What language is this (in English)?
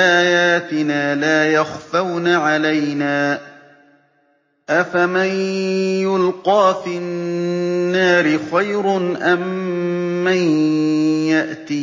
Arabic